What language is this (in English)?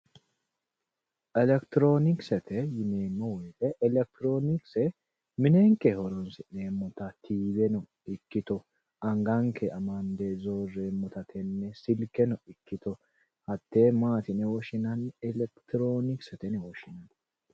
Sidamo